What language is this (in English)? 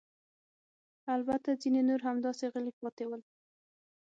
Pashto